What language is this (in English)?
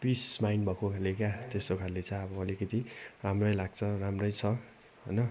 Nepali